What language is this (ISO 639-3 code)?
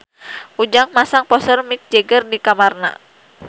sun